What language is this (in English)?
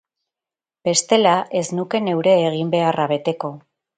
Basque